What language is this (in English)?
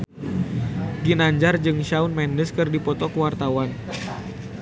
Sundanese